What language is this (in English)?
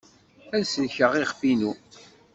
Kabyle